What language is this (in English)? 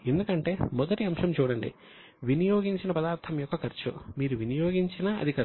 Telugu